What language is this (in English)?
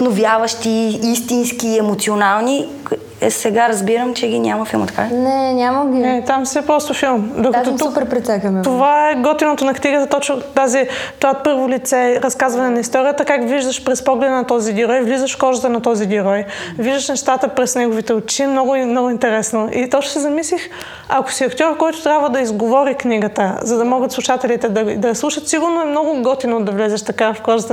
Bulgarian